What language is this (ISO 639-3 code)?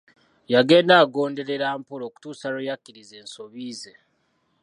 lug